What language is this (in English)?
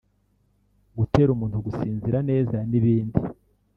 Kinyarwanda